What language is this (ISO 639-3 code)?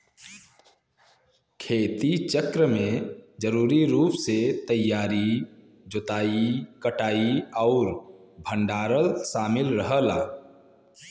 bho